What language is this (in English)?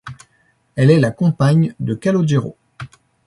French